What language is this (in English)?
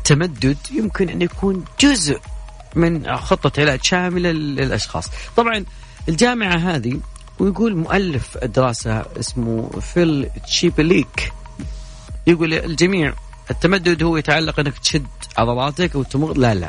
Arabic